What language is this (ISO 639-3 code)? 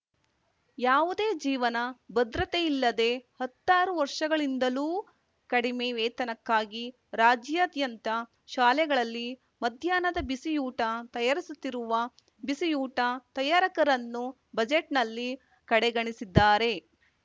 kan